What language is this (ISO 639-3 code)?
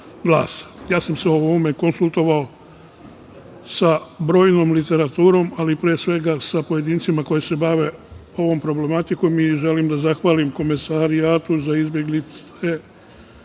srp